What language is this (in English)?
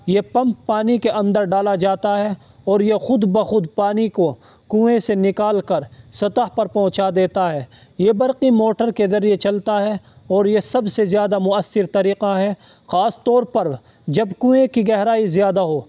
Urdu